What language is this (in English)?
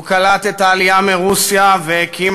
Hebrew